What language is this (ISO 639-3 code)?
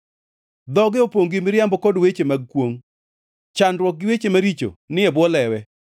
luo